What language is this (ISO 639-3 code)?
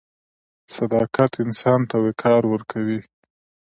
pus